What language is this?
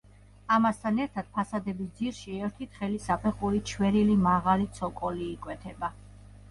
Georgian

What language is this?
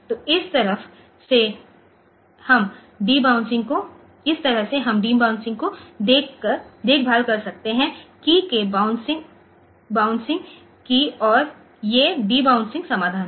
Hindi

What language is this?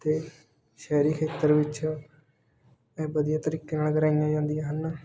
Punjabi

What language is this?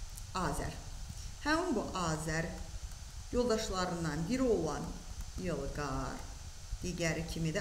Turkish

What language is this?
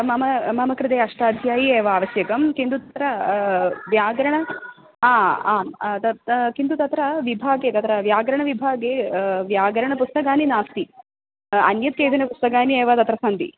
Sanskrit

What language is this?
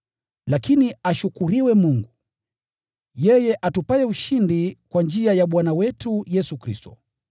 Swahili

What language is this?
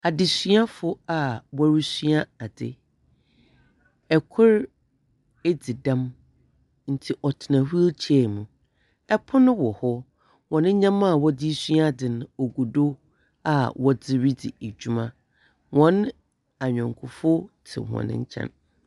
Akan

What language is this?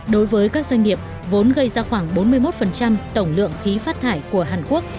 Vietnamese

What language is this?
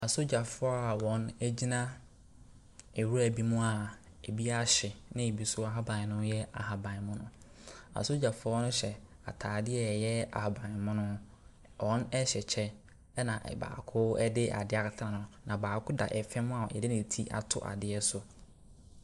Akan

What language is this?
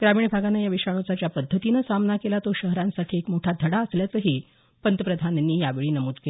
Marathi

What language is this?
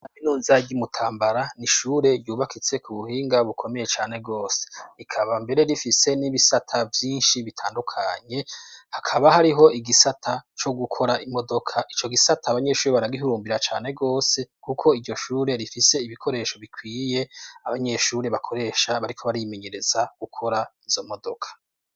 Rundi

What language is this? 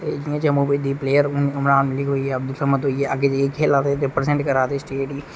Dogri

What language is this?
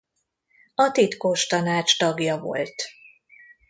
Hungarian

